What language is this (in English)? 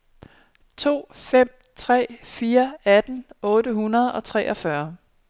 Danish